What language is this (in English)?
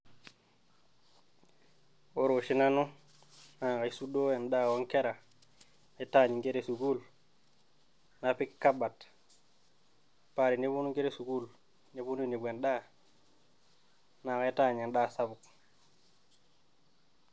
Masai